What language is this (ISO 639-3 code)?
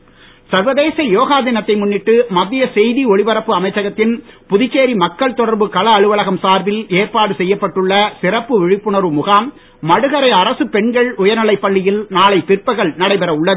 tam